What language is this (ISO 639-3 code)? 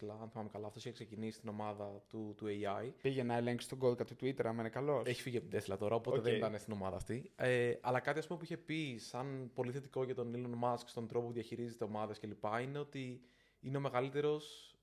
ell